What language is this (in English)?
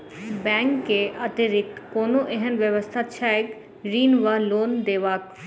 Maithili